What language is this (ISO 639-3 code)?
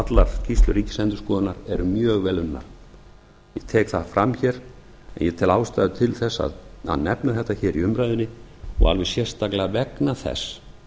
isl